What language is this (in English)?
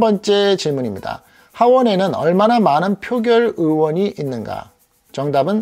Korean